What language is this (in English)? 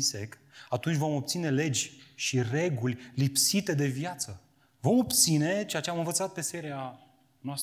Romanian